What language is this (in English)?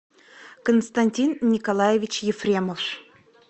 Russian